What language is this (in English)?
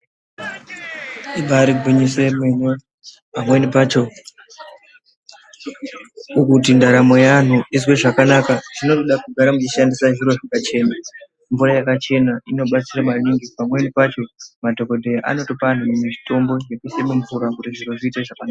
Ndau